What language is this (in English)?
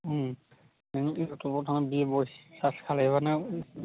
Bodo